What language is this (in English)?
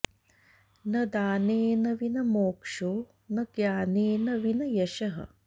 Sanskrit